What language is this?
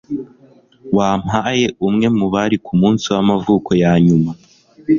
Kinyarwanda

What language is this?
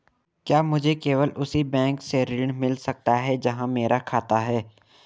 Hindi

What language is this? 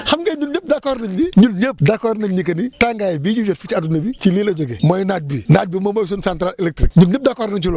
Wolof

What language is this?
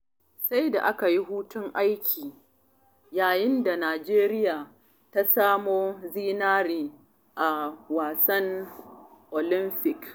Hausa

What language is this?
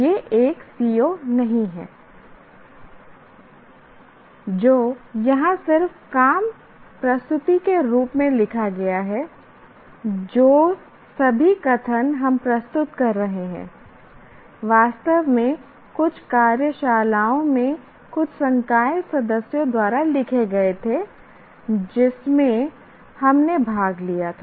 Hindi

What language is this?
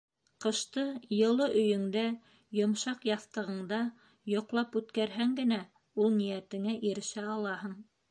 Bashkir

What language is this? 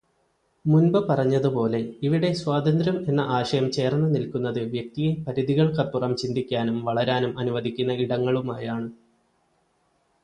Malayalam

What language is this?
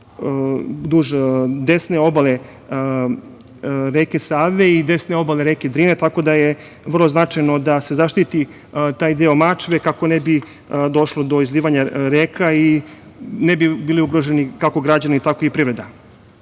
Serbian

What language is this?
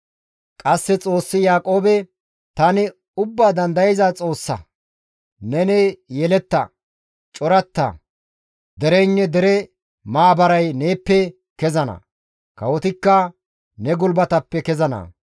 Gamo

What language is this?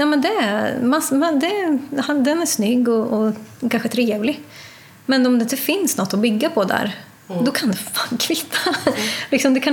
Swedish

